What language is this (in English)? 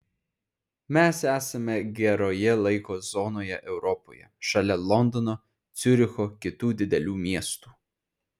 Lithuanian